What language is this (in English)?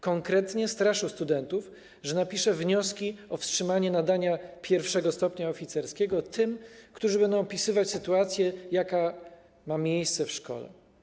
Polish